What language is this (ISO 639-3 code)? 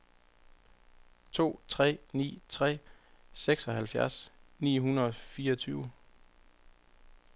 dan